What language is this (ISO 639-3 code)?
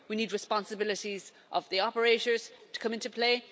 eng